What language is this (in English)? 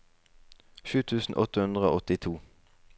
Norwegian